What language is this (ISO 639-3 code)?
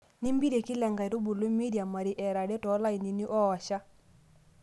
mas